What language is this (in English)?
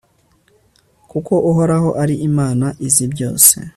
Kinyarwanda